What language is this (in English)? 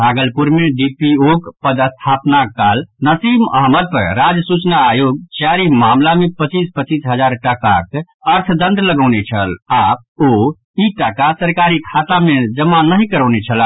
Maithili